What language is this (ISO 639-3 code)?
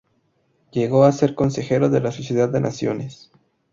spa